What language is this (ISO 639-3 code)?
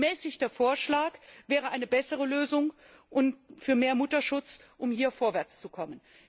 deu